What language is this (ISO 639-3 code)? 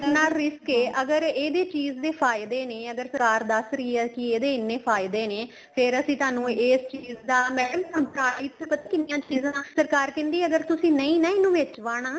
pan